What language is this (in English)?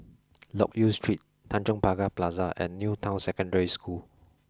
English